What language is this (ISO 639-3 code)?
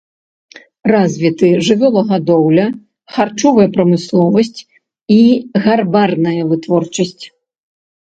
bel